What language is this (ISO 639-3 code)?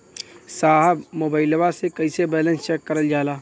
bho